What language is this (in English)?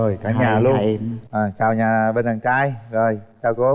Vietnamese